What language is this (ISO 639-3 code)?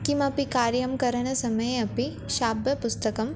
san